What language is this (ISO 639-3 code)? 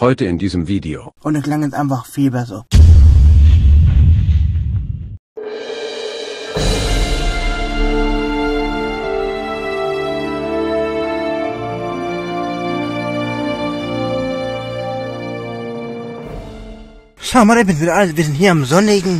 deu